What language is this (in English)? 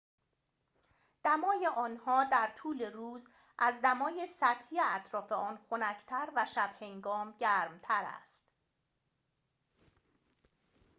Persian